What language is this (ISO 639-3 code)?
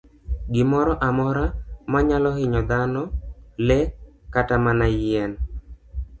luo